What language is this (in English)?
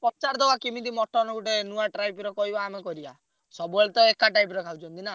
Odia